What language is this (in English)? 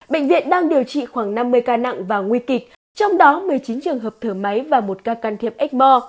Vietnamese